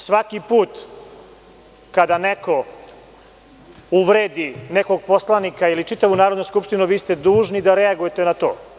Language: Serbian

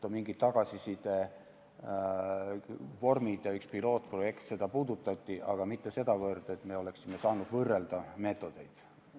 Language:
Estonian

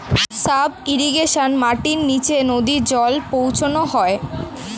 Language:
Bangla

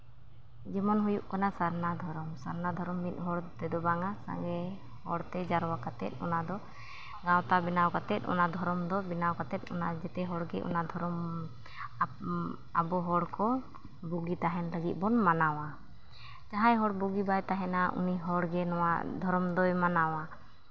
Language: Santali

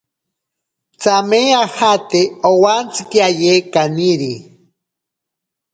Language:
Ashéninka Perené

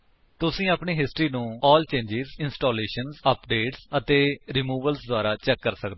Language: Punjabi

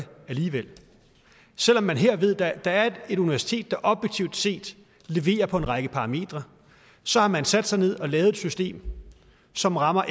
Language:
Danish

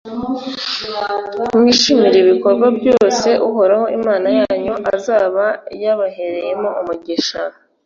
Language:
Kinyarwanda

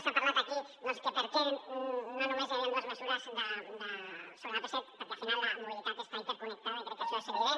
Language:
Catalan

